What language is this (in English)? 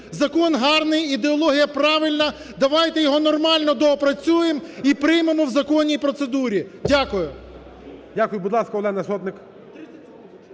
Ukrainian